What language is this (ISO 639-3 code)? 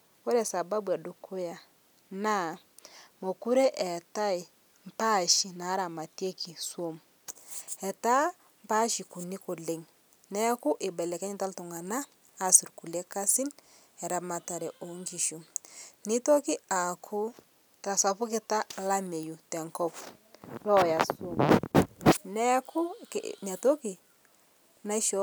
mas